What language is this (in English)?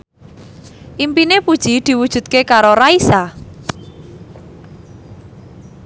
Javanese